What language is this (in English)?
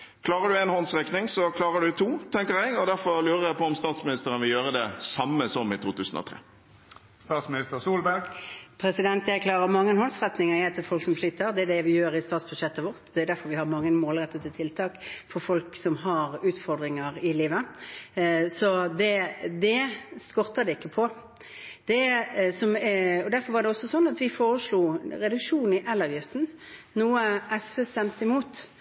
Norwegian Bokmål